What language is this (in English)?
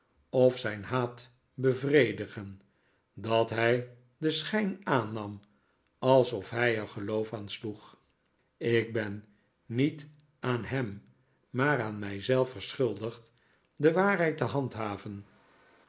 Dutch